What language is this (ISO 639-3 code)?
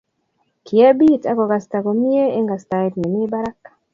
kln